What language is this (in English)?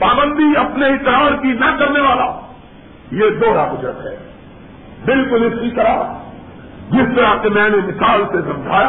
Urdu